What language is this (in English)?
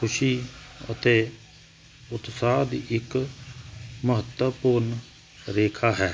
Punjabi